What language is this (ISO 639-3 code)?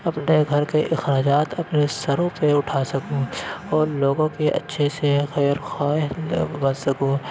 urd